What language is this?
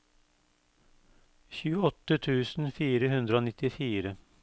Norwegian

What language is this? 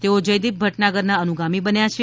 Gujarati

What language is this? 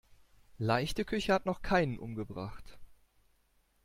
German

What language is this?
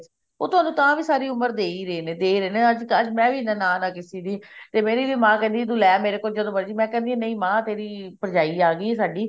Punjabi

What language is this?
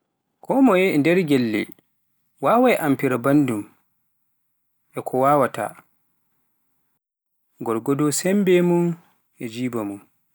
Pular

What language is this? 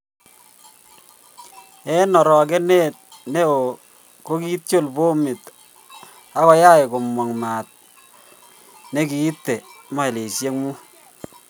Kalenjin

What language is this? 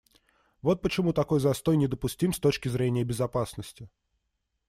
Russian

